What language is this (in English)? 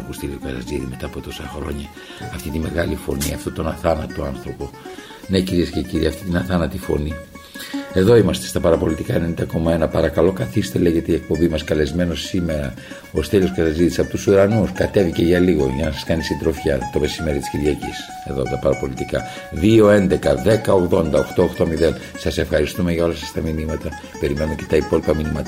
Greek